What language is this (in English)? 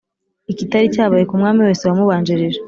Kinyarwanda